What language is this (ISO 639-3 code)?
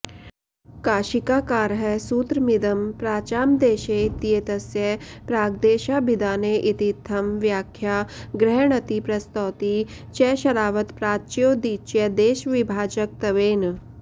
san